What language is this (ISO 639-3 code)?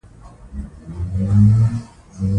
pus